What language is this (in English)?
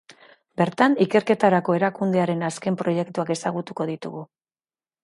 Basque